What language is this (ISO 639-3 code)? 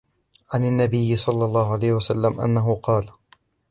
ara